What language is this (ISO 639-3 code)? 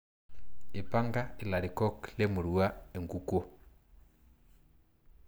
mas